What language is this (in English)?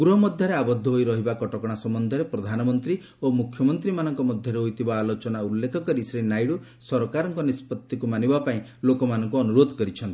Odia